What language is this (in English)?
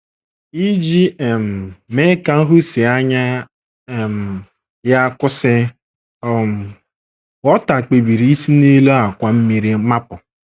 Igbo